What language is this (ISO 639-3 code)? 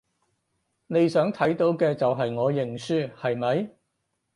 yue